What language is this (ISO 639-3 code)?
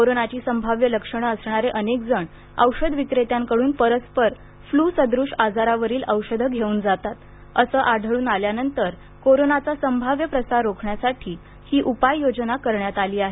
mar